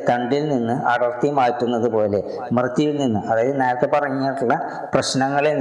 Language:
Malayalam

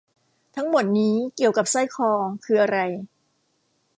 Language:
Thai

